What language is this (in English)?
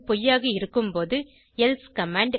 Tamil